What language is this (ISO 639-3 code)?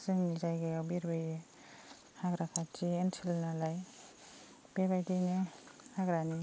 brx